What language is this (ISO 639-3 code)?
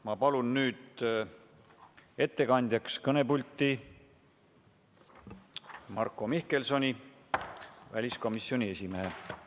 est